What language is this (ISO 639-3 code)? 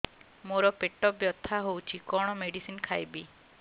ori